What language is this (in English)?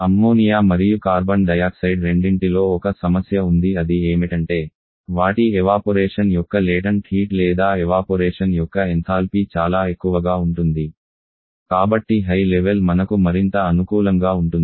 Telugu